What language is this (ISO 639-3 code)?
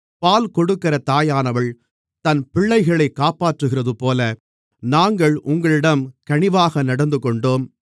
tam